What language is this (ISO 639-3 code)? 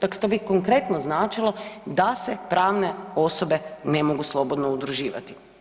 hrv